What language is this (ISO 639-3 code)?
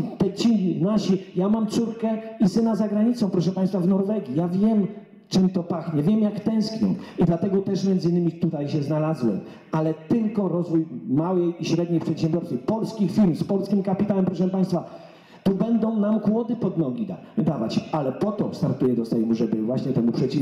pol